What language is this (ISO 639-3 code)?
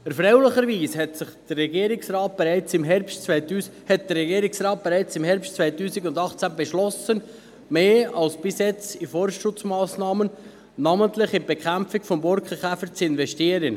gsw